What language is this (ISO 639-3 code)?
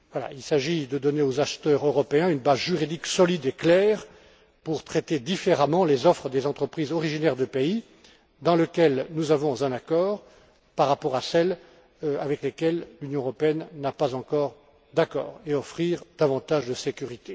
fra